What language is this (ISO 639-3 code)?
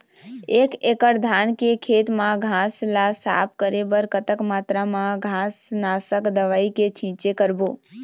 hne